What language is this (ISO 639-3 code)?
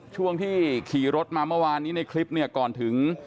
tha